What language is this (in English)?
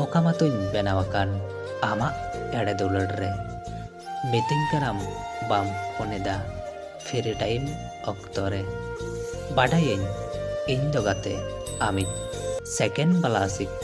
Indonesian